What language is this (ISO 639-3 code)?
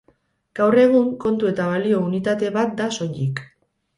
eus